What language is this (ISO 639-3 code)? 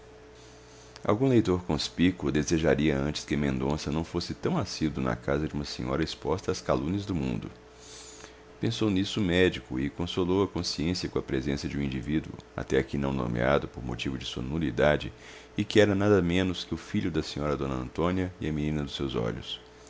por